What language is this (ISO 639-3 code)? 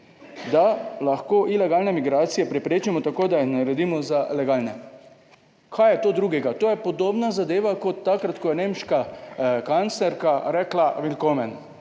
slv